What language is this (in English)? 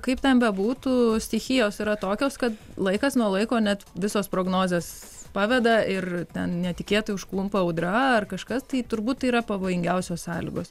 Lithuanian